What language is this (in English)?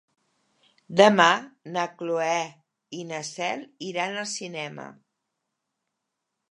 Catalan